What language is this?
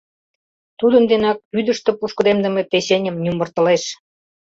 Mari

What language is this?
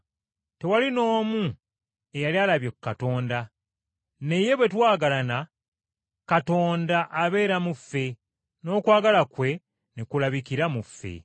Ganda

